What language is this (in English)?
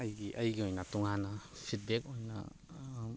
Manipuri